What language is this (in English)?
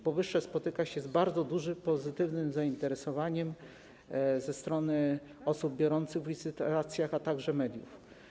Polish